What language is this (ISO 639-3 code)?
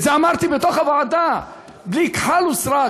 heb